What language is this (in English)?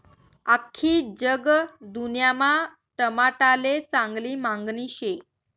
Marathi